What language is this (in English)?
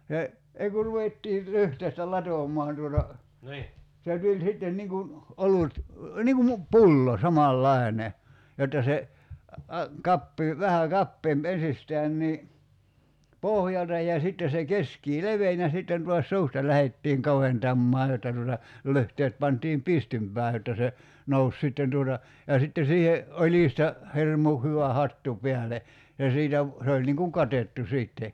Finnish